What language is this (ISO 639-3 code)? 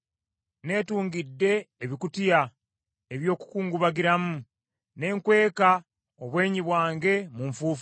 lug